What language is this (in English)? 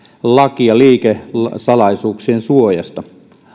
Finnish